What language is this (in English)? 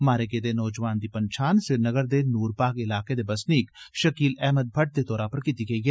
Dogri